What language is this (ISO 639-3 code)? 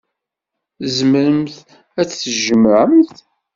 kab